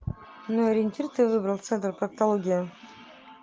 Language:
Russian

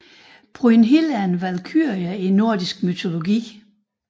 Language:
Danish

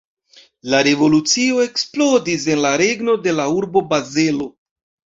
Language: Esperanto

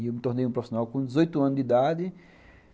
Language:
Portuguese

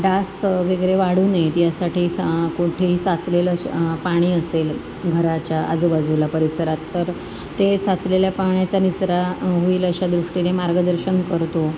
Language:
Marathi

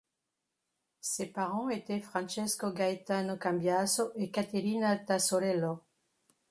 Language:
French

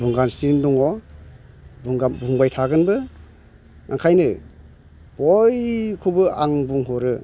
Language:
Bodo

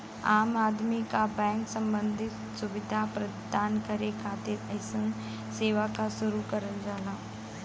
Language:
Bhojpuri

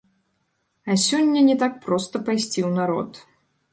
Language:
Belarusian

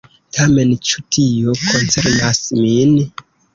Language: Esperanto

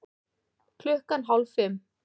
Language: Icelandic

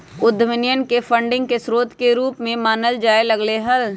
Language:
Magahi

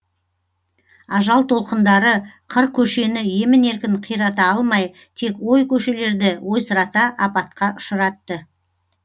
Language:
Kazakh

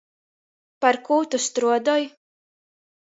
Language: Latgalian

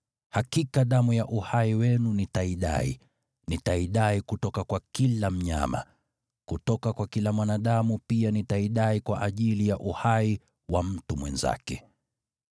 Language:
Swahili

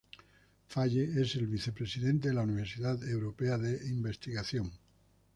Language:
Spanish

